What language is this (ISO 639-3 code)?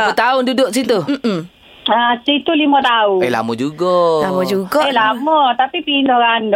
msa